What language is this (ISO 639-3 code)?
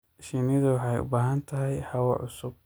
som